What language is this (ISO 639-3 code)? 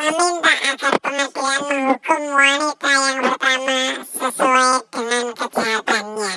ind